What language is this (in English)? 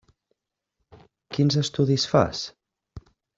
Catalan